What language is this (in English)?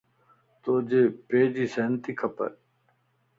Lasi